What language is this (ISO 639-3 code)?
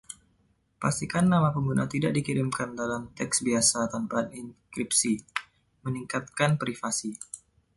ind